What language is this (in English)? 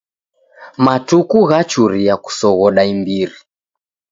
Taita